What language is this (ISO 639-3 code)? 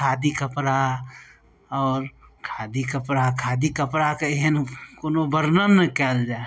mai